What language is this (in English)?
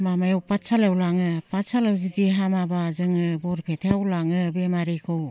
Bodo